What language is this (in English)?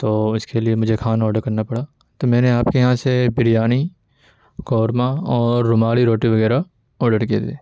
Urdu